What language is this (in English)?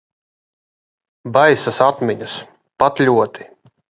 Latvian